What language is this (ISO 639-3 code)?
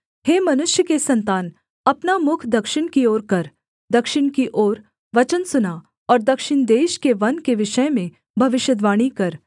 hin